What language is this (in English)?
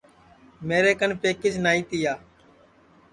Sansi